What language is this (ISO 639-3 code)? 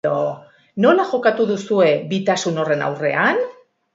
eus